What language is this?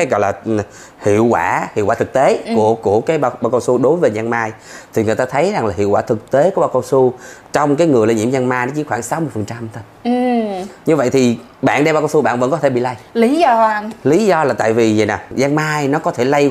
Vietnamese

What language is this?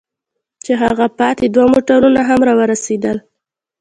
Pashto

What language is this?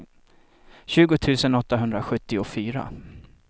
Swedish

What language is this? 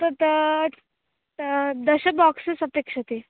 Sanskrit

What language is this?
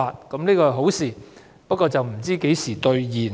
Cantonese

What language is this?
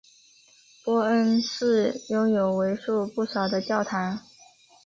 Chinese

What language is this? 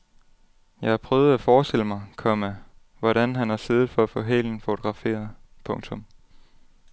Danish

